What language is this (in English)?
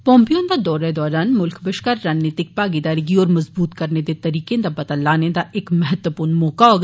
Dogri